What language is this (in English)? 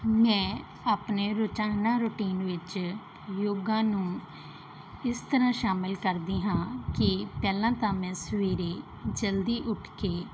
Punjabi